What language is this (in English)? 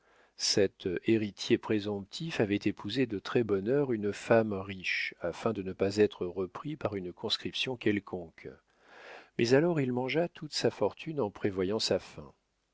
French